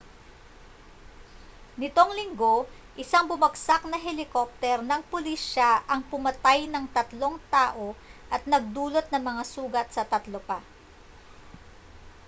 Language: Filipino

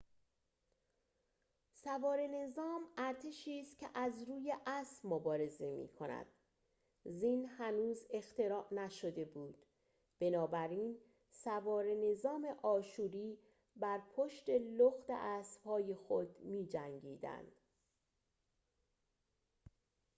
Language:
Persian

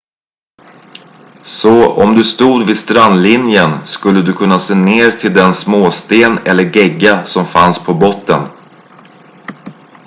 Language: Swedish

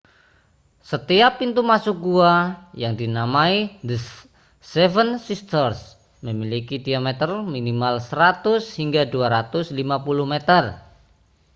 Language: Indonesian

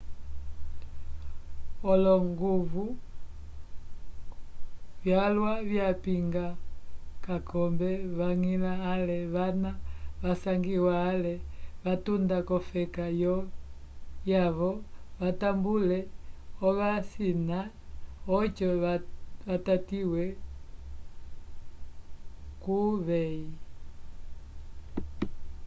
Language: Umbundu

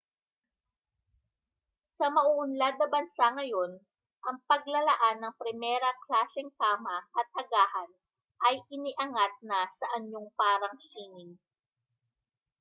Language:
Filipino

